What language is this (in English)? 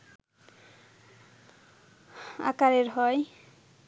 Bangla